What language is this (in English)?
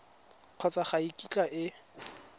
Tswana